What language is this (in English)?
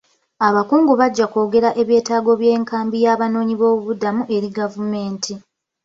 Ganda